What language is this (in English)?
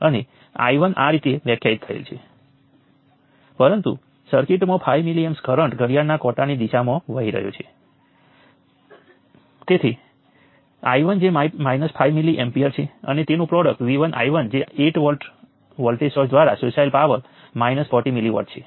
Gujarati